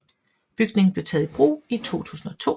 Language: Danish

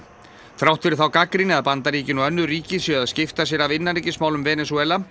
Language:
Icelandic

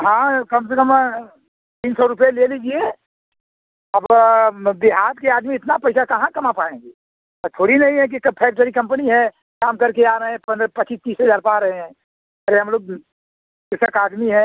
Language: Hindi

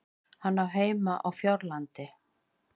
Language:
Icelandic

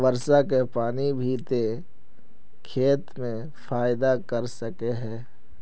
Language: Magahi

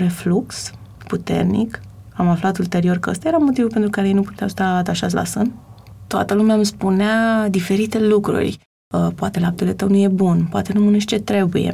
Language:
Romanian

